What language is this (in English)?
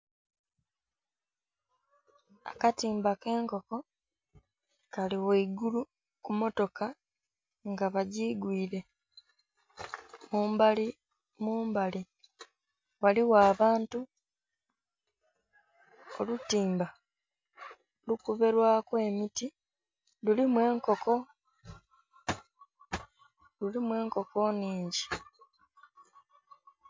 Soga